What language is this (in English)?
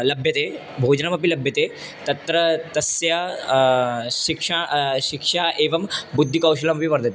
Sanskrit